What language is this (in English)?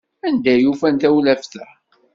Kabyle